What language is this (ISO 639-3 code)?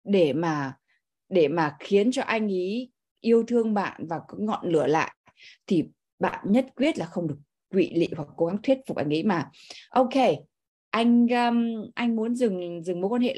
vie